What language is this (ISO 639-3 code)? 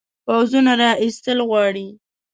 pus